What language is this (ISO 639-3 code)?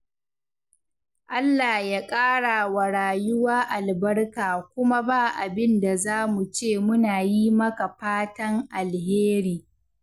hau